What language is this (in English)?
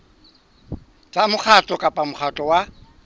Southern Sotho